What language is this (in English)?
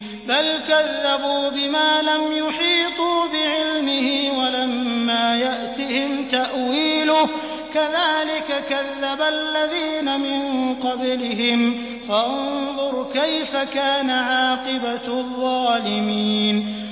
Arabic